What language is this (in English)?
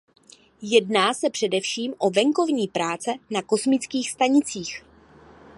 Czech